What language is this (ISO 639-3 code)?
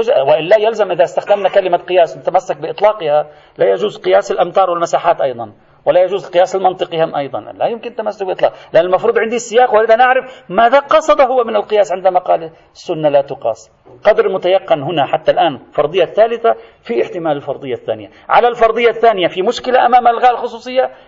ara